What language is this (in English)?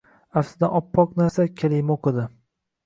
Uzbek